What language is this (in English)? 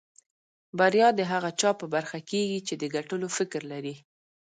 Pashto